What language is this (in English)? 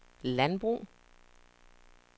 Danish